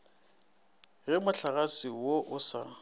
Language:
Northern Sotho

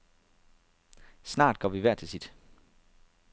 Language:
Danish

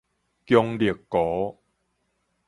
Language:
Min Nan Chinese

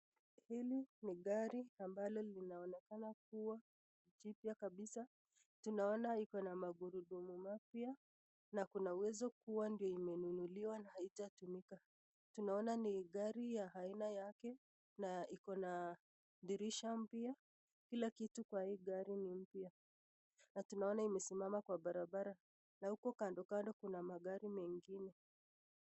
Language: Swahili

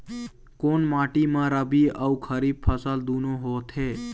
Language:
Chhattisgarhi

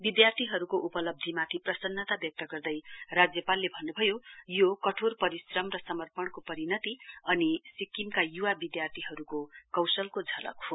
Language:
Nepali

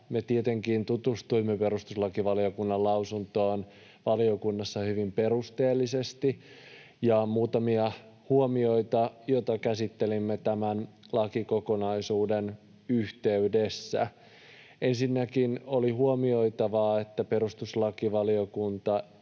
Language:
Finnish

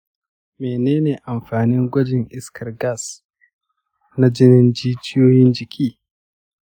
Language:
Hausa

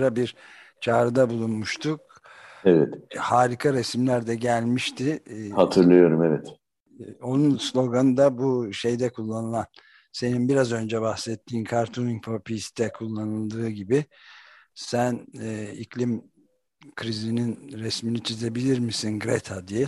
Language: Turkish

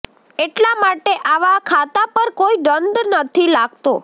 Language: Gujarati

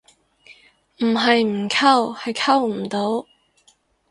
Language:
Cantonese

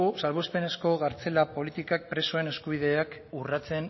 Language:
Basque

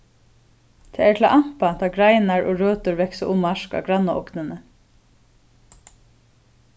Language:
Faroese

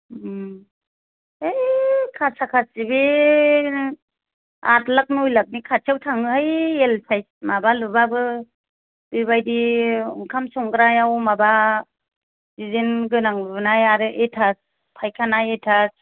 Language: Bodo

